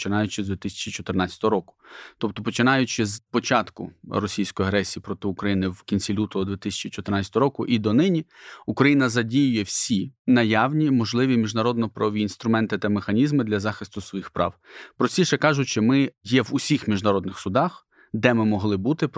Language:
Ukrainian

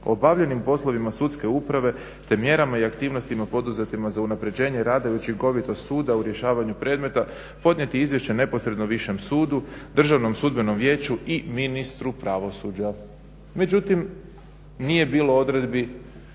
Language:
Croatian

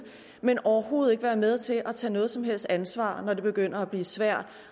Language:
Danish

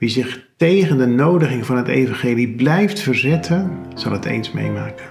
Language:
Dutch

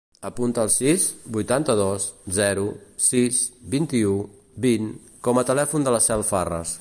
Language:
Catalan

